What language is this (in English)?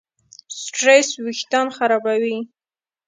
Pashto